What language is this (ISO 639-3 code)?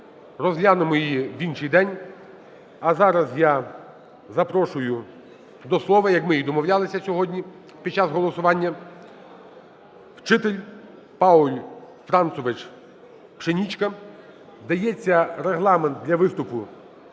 ukr